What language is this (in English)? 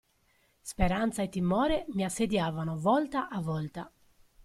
Italian